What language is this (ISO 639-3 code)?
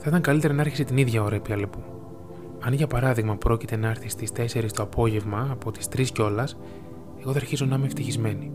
ell